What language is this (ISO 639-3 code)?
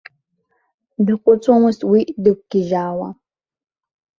abk